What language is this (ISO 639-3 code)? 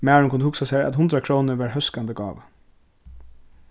fao